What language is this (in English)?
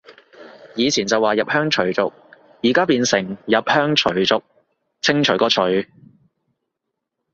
Cantonese